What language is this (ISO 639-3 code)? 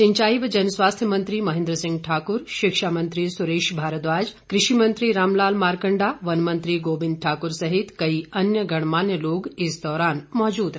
hin